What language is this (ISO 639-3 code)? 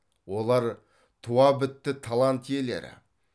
kaz